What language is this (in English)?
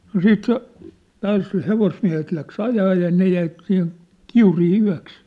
Finnish